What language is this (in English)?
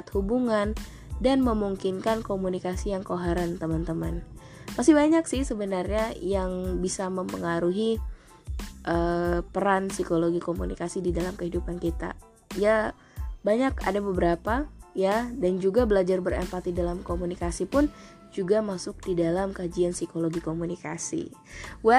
Indonesian